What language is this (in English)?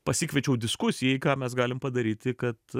Lithuanian